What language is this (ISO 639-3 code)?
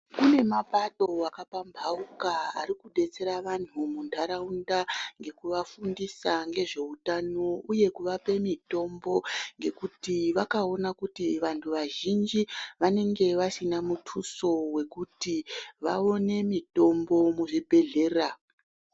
ndc